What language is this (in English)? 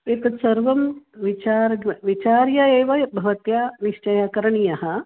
Sanskrit